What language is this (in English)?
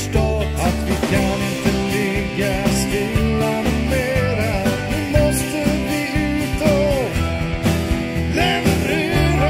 Swedish